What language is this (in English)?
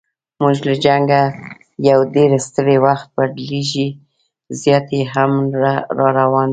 Pashto